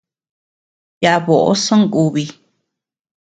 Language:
Tepeuxila Cuicatec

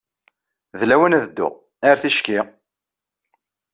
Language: Kabyle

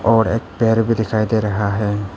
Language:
Hindi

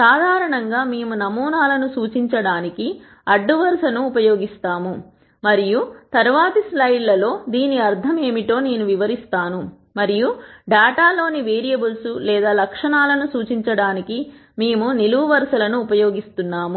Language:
Telugu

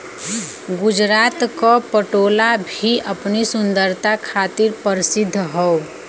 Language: Bhojpuri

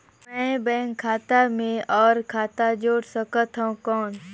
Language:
Chhattisgarhi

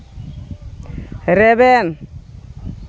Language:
Santali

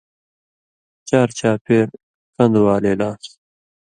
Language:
Indus Kohistani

